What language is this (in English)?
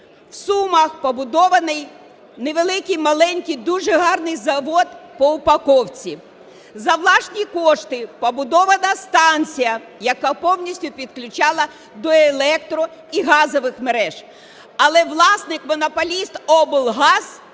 Ukrainian